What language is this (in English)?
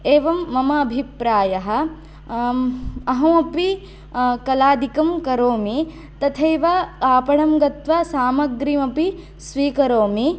Sanskrit